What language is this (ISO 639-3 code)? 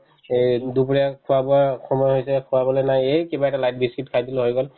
asm